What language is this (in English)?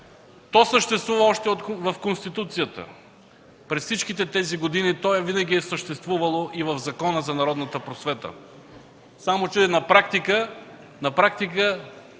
Bulgarian